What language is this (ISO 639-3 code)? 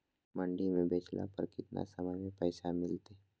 mag